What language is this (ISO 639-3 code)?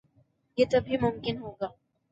urd